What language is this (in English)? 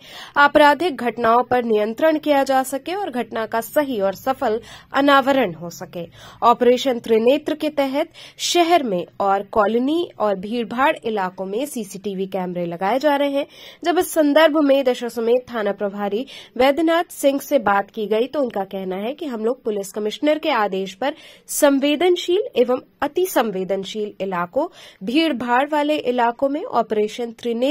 Hindi